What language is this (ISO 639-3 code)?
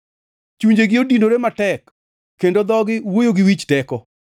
luo